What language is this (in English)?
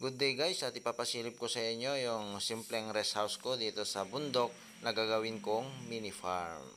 Filipino